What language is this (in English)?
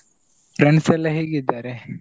Kannada